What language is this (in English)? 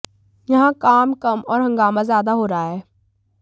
Hindi